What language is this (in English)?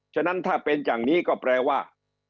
Thai